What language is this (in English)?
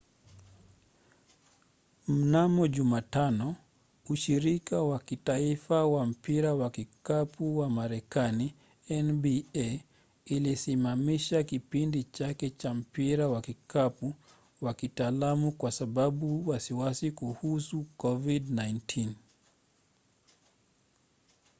Swahili